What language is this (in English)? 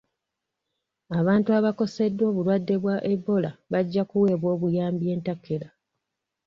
Ganda